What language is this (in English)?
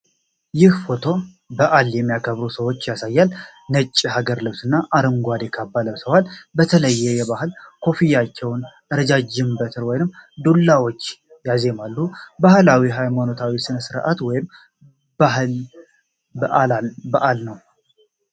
Amharic